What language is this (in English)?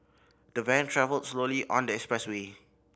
English